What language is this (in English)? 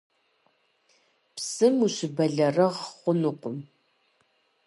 Kabardian